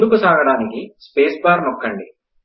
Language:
Telugu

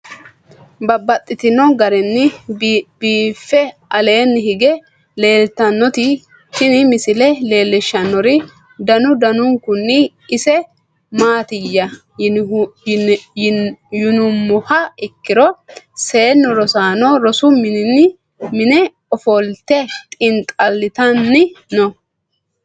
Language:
Sidamo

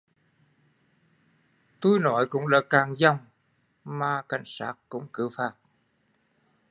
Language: Vietnamese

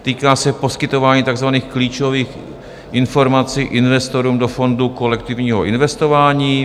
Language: Czech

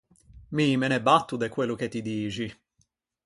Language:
Ligurian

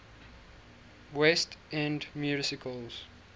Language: English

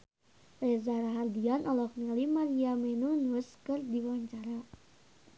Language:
Sundanese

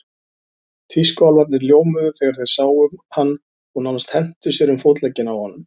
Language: Icelandic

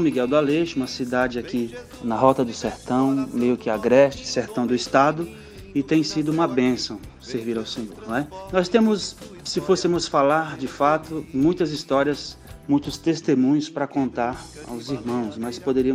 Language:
Portuguese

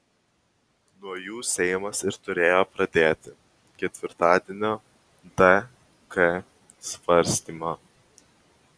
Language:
Lithuanian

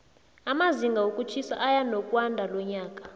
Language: South Ndebele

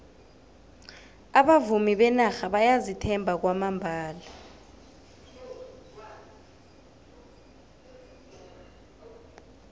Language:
South Ndebele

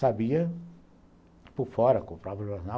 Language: Portuguese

